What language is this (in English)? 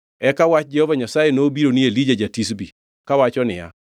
Luo (Kenya and Tanzania)